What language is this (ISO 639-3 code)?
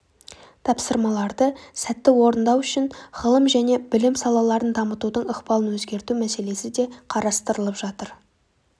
kaz